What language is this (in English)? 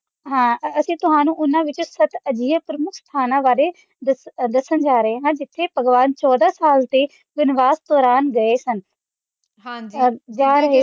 Punjabi